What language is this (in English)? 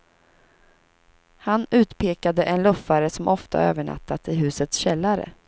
Swedish